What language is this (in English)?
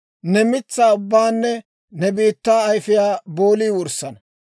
Dawro